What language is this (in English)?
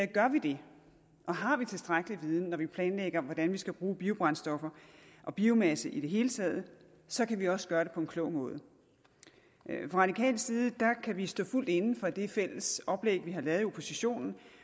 Danish